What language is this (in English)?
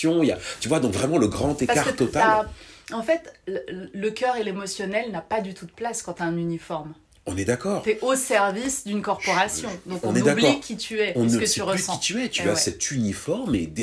French